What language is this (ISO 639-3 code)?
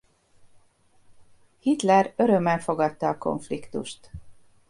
hun